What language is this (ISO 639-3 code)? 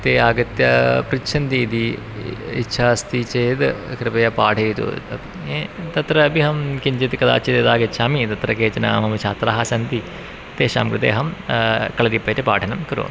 san